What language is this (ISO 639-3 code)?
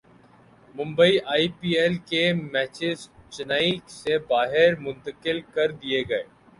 urd